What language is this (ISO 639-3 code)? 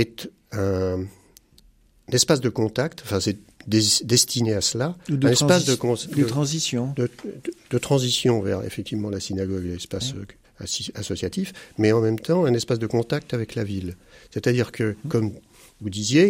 fra